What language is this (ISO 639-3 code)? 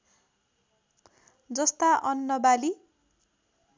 nep